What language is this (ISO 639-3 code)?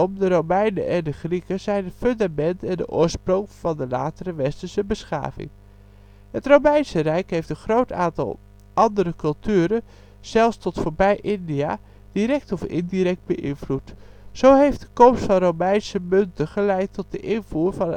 nld